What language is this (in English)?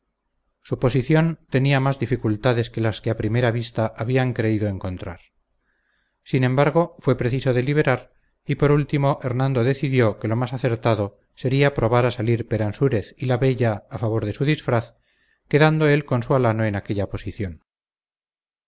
Spanish